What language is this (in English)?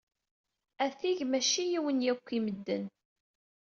Kabyle